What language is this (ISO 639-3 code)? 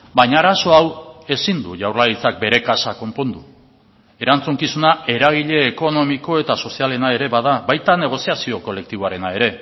eus